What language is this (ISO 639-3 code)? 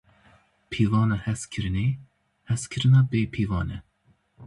kur